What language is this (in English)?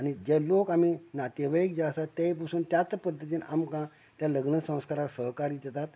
Konkani